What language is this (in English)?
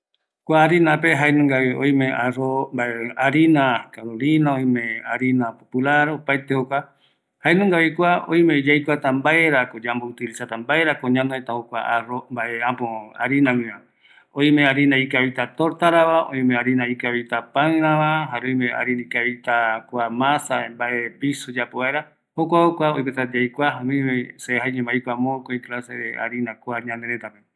Eastern Bolivian Guaraní